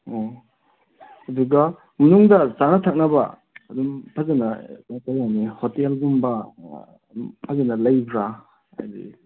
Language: Manipuri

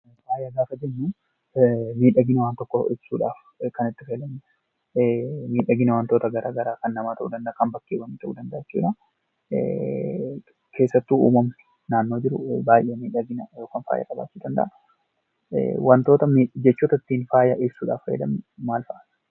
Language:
Oromo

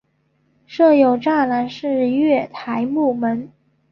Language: Chinese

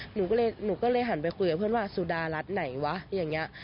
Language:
Thai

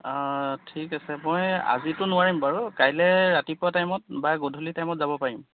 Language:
Assamese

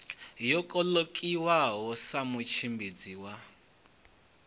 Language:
Venda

